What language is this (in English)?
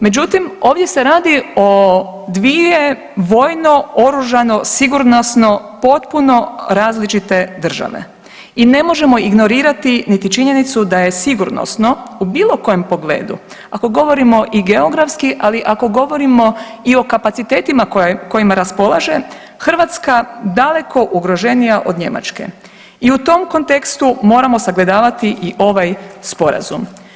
Croatian